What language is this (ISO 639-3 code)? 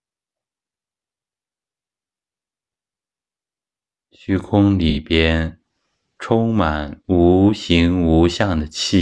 zho